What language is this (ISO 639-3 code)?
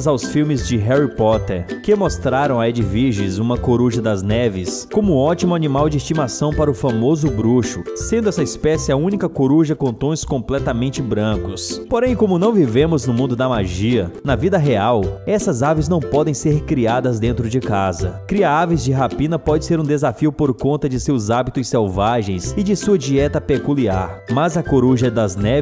por